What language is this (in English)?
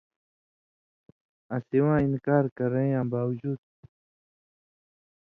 Indus Kohistani